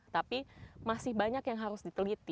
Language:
Indonesian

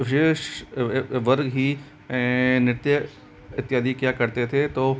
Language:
Hindi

